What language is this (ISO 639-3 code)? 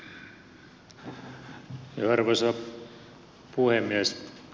fin